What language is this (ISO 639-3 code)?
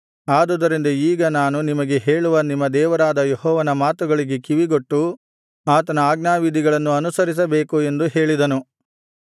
kan